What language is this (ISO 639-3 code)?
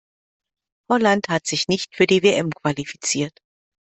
deu